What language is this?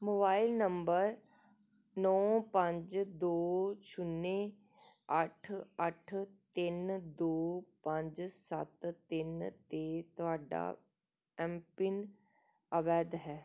Punjabi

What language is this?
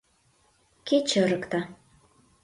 Mari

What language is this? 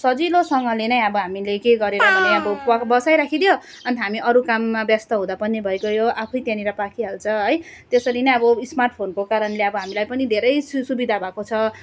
Nepali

